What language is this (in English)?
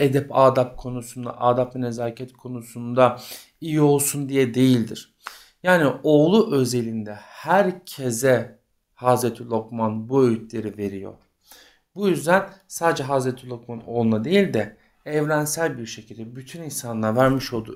Turkish